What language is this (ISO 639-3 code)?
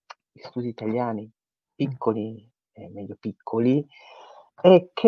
ita